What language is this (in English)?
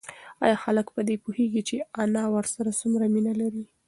Pashto